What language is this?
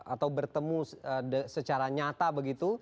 Indonesian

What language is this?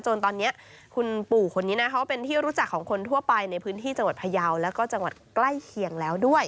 Thai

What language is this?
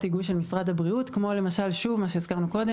Hebrew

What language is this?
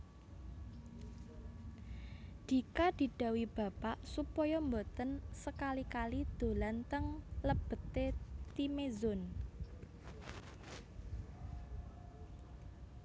Javanese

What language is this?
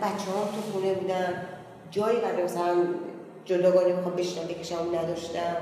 Persian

